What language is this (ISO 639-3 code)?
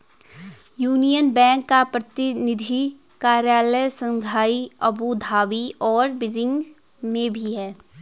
hin